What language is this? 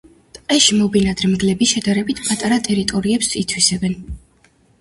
Georgian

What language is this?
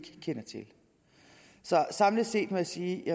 Danish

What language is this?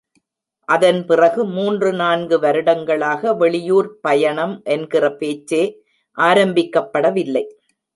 Tamil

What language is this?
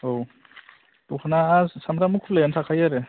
Bodo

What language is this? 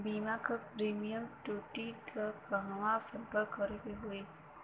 Bhojpuri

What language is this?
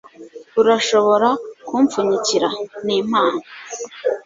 Kinyarwanda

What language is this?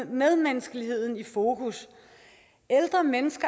Danish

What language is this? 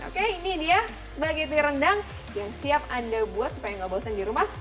Indonesian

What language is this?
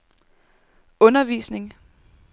Danish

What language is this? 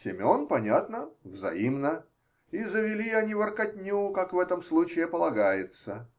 Russian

